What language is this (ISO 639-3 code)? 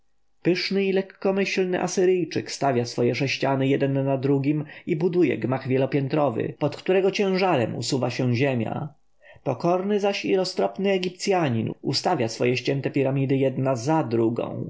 pol